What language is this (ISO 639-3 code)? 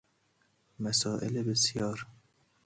fas